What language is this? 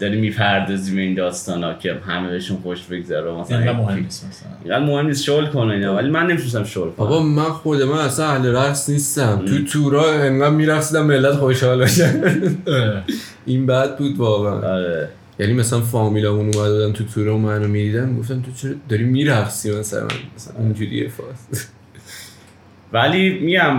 Persian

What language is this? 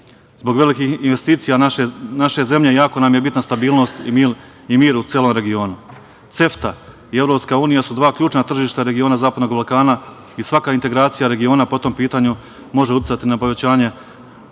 Serbian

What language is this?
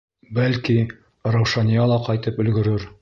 Bashkir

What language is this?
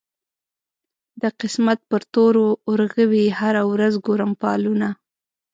Pashto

